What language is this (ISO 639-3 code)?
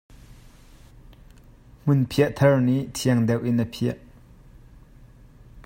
cnh